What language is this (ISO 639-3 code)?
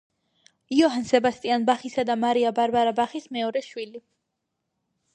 kat